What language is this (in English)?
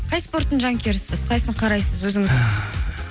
Kazakh